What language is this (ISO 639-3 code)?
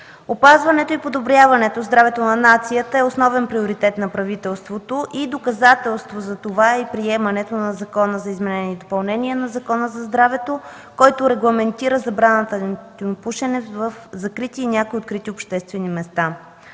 bul